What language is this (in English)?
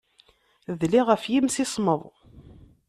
Kabyle